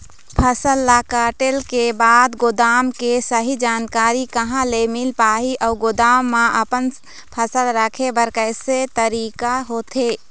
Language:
Chhattisgarhi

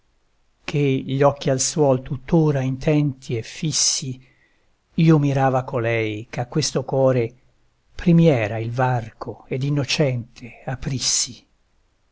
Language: Italian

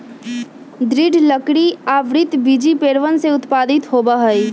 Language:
Magahi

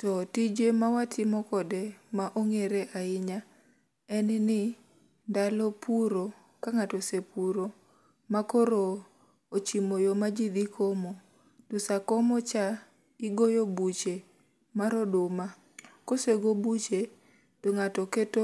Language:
Luo (Kenya and Tanzania)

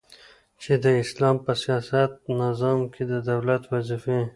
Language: Pashto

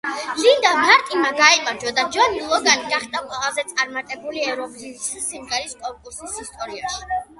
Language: Georgian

